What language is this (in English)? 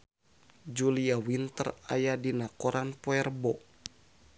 Sundanese